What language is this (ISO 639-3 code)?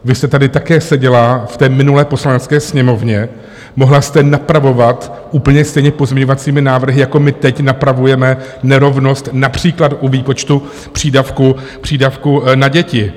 ces